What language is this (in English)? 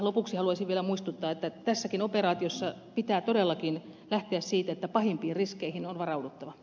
Finnish